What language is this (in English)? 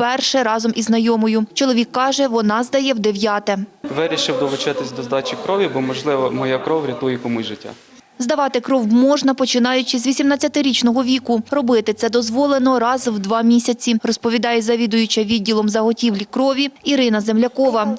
Ukrainian